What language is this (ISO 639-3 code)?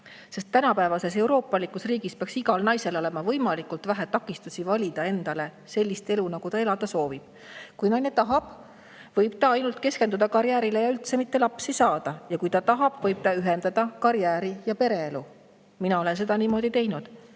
est